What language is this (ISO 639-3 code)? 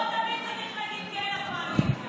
heb